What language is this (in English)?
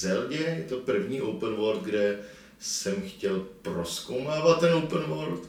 Czech